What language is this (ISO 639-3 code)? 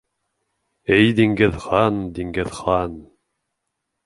bak